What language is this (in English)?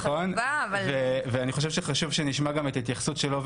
Hebrew